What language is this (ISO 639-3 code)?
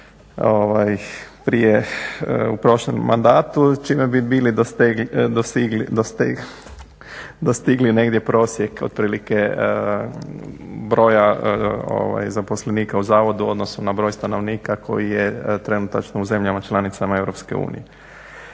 hrv